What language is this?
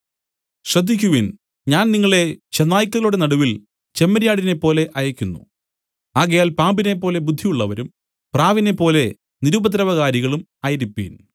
Malayalam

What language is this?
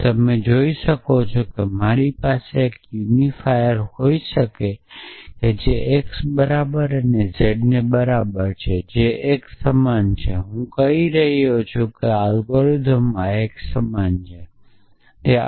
Gujarati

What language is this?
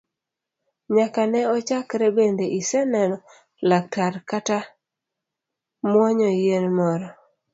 Luo (Kenya and Tanzania)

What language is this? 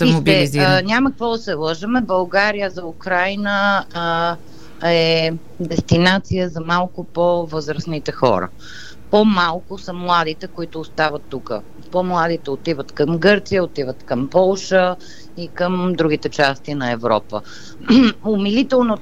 Bulgarian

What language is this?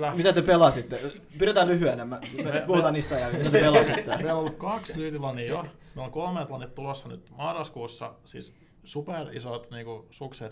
Finnish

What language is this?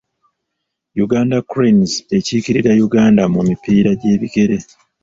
Ganda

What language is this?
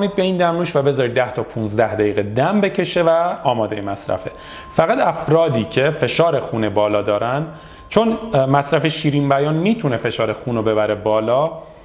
Persian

